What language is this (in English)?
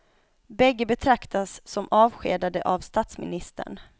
Swedish